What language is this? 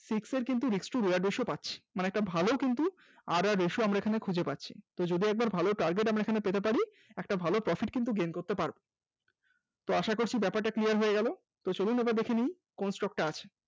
Bangla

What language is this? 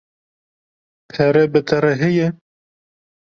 Kurdish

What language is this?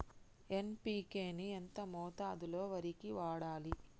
Telugu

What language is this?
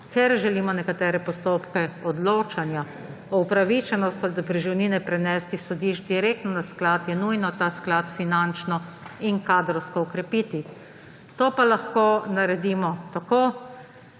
Slovenian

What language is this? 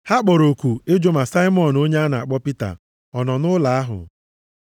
Igbo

